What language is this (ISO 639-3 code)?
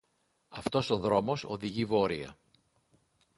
ell